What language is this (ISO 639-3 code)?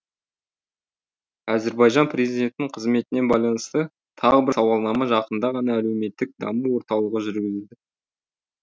kaz